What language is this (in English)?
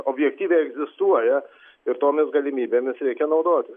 Lithuanian